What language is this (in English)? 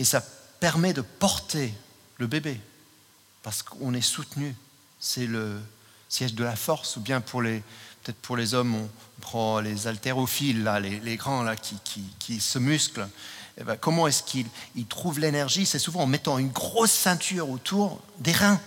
French